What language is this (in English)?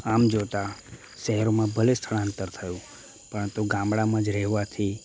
Gujarati